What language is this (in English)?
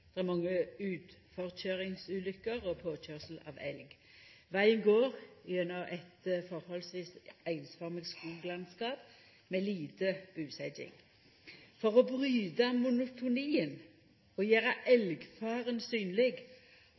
Norwegian Nynorsk